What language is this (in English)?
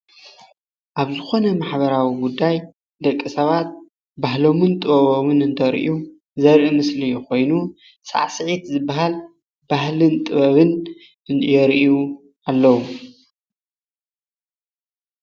Tigrinya